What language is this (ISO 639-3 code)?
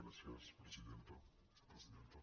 cat